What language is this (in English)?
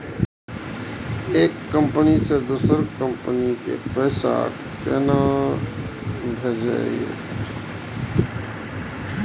Maithili